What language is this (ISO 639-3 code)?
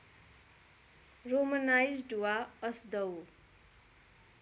nep